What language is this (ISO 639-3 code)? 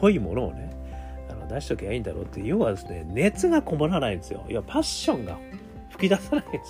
jpn